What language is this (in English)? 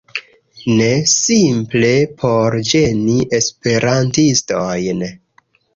Esperanto